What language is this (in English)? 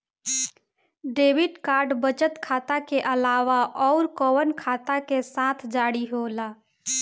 Bhojpuri